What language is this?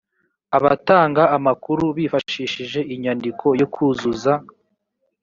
Kinyarwanda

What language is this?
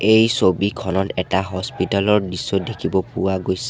Assamese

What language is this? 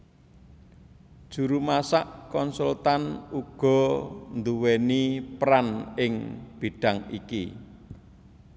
Javanese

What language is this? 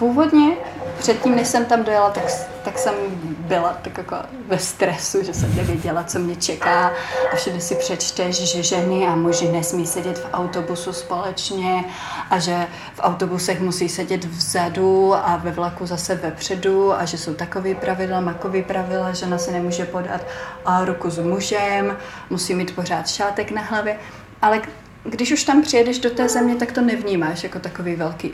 Czech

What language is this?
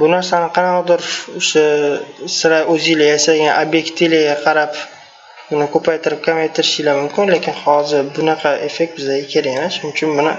Turkish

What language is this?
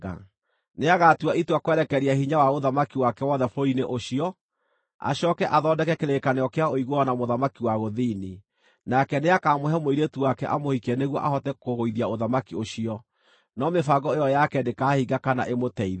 Kikuyu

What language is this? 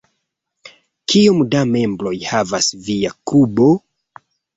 Esperanto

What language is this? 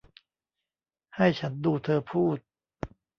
Thai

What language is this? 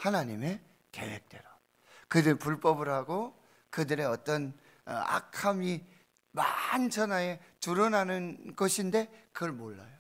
Korean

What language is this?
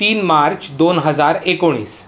Marathi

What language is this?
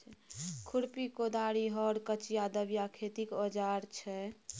Maithili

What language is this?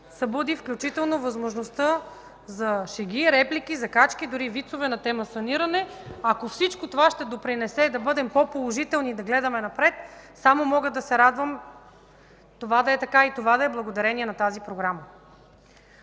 Bulgarian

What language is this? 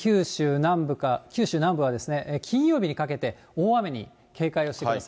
Japanese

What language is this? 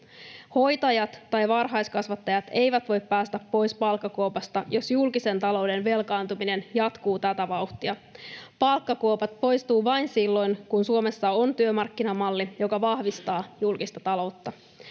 Finnish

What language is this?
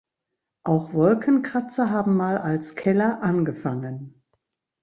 German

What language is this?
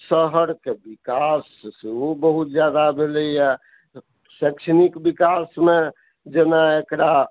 Maithili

